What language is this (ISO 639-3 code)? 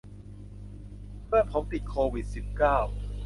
tha